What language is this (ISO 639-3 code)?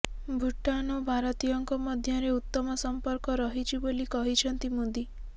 ori